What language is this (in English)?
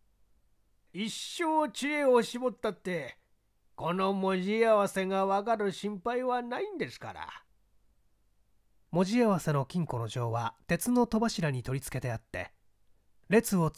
Japanese